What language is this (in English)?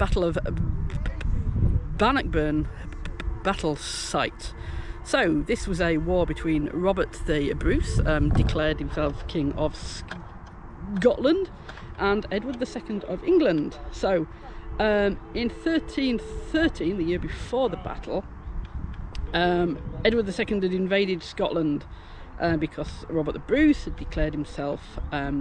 English